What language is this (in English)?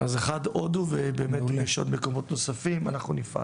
Hebrew